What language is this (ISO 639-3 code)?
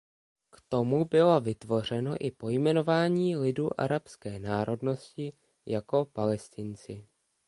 ces